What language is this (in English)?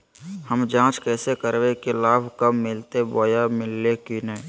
Magahi